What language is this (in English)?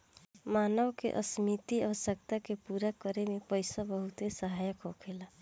Bhojpuri